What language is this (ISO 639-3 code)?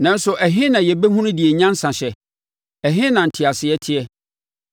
aka